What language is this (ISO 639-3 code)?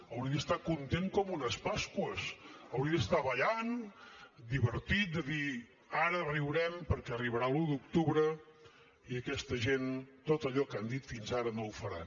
cat